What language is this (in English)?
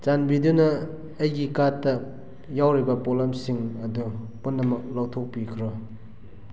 Manipuri